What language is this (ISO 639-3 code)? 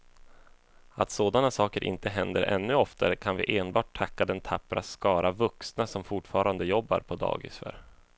swe